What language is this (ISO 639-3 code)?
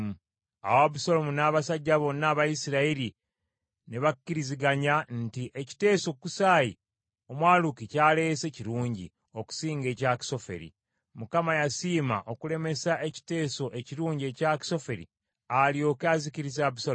lug